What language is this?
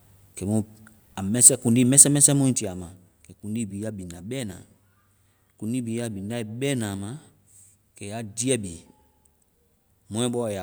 Vai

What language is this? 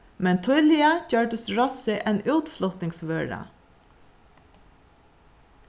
Faroese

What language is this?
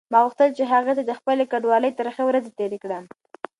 Pashto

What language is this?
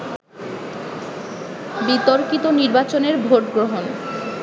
Bangla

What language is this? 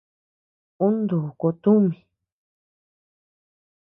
Tepeuxila Cuicatec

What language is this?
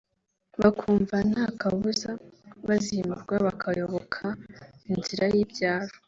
Kinyarwanda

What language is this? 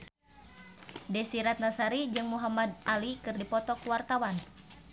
Sundanese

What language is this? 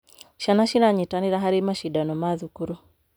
Kikuyu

